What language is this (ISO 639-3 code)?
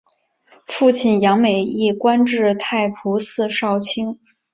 zho